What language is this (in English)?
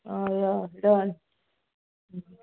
Konkani